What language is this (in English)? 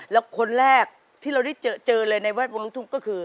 Thai